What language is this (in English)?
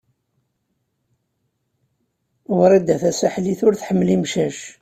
Kabyle